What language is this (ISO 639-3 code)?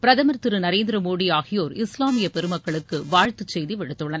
tam